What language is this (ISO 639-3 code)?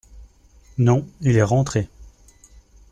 fra